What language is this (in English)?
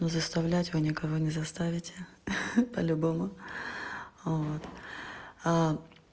Russian